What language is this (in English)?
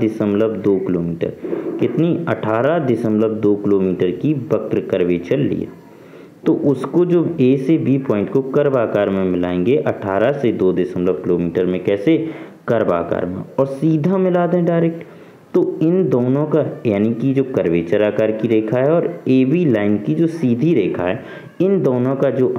Hindi